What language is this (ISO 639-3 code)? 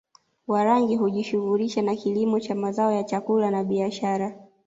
swa